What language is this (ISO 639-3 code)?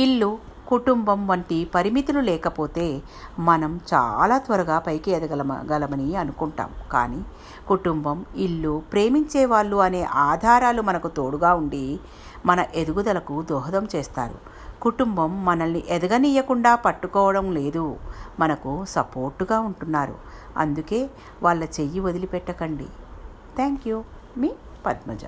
tel